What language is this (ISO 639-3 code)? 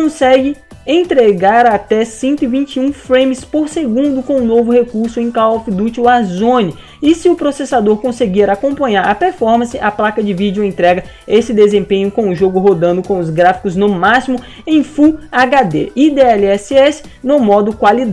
por